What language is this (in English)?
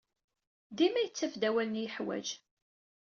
Kabyle